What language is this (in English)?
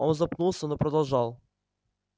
Russian